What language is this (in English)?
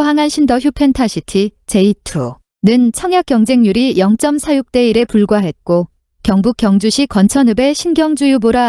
Korean